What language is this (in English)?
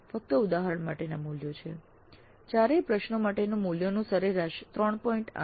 Gujarati